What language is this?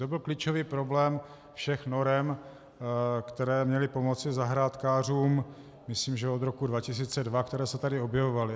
Czech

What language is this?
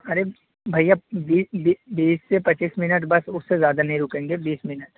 Urdu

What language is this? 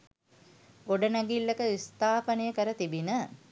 Sinhala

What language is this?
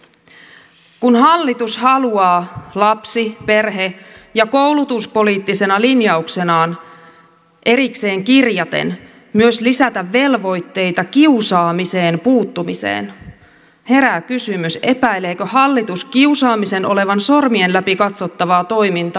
Finnish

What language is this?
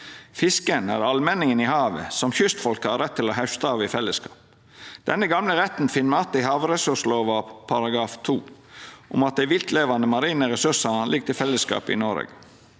Norwegian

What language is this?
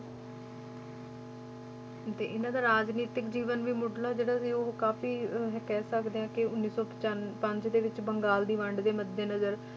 Punjabi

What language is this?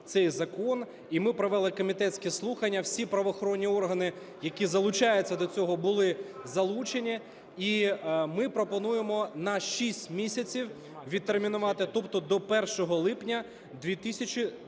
Ukrainian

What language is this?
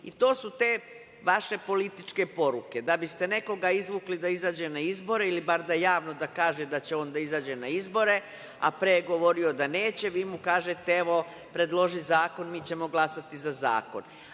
Serbian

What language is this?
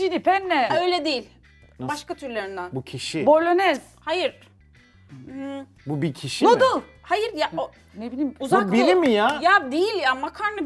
Turkish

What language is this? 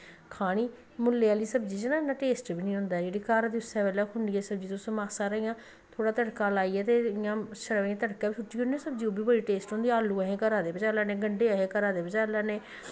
Dogri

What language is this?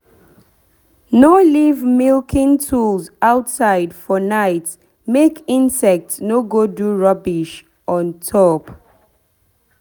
Nigerian Pidgin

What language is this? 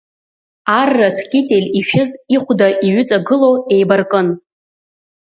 Abkhazian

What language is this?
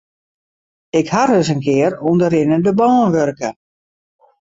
Western Frisian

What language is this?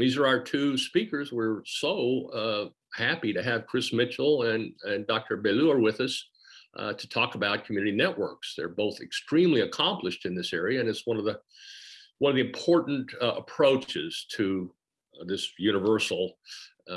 English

